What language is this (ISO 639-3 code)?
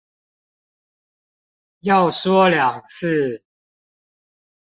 zho